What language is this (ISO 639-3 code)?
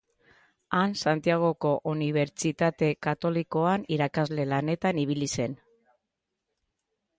eus